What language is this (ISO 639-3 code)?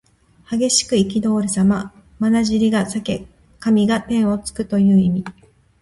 jpn